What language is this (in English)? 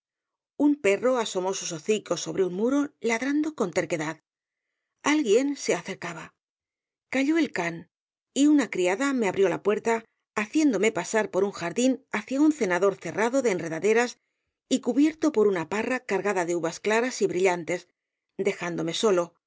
Spanish